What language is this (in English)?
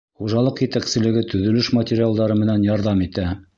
Bashkir